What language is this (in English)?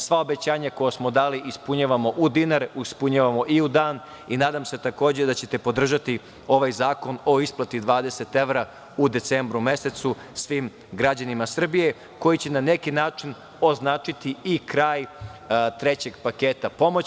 Serbian